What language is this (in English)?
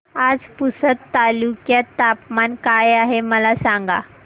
Marathi